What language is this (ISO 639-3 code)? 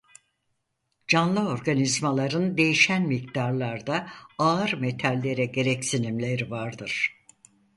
tur